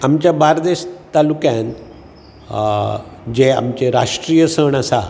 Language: Konkani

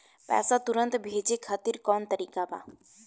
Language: Bhojpuri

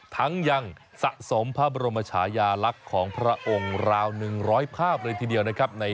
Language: Thai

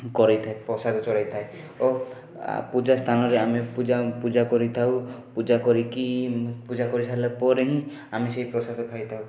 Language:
Odia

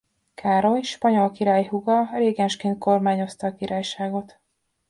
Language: Hungarian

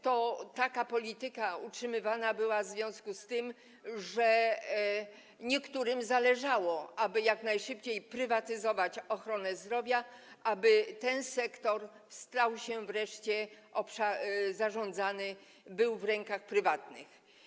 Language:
Polish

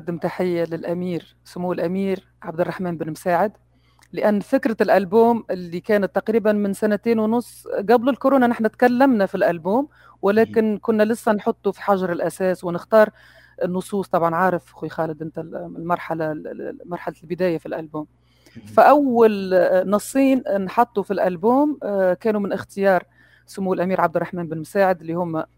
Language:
Arabic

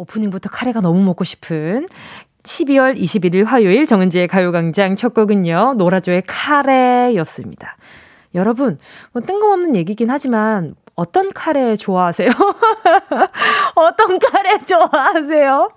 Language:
Korean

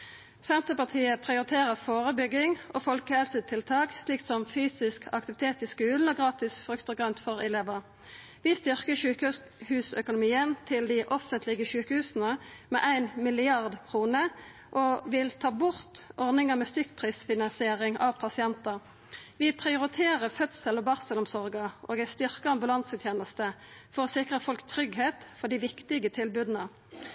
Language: Norwegian Nynorsk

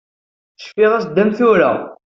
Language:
Kabyle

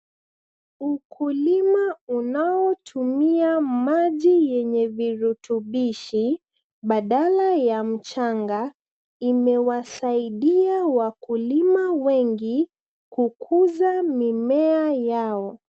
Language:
Swahili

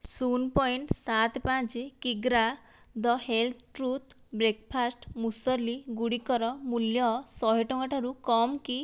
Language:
Odia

